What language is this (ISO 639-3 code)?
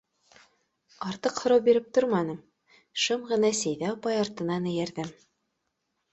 bak